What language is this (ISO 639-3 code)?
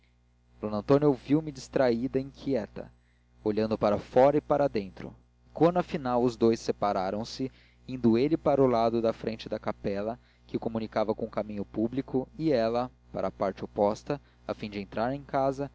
por